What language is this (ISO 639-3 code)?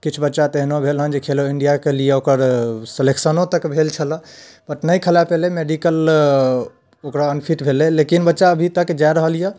mai